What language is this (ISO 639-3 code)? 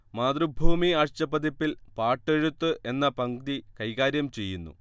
mal